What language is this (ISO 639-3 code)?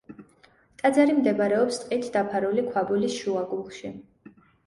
kat